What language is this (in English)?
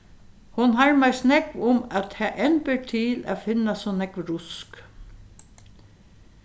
Faroese